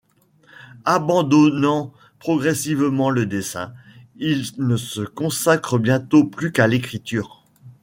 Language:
French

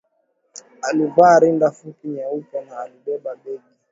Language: Swahili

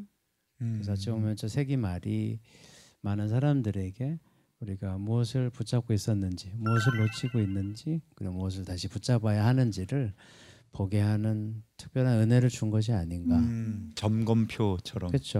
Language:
Korean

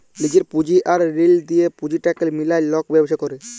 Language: Bangla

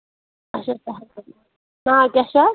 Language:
Kashmiri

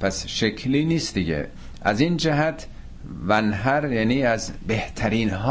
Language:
Persian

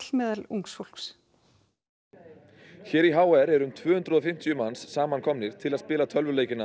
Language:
Icelandic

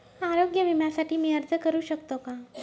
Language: Marathi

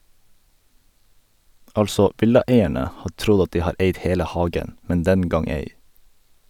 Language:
Norwegian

